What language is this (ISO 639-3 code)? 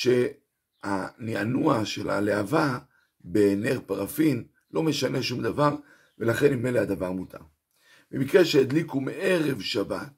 heb